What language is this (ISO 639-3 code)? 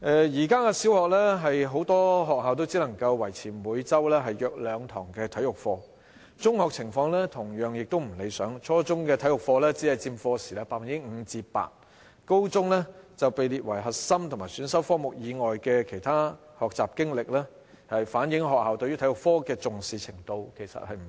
yue